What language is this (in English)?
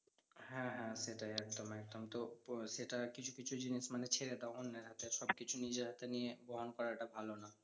Bangla